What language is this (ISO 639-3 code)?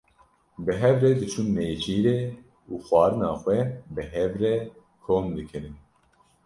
kur